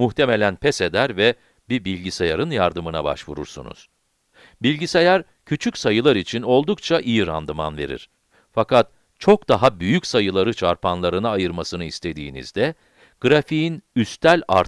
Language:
Turkish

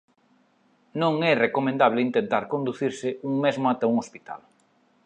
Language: Galician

